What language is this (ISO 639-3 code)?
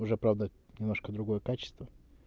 rus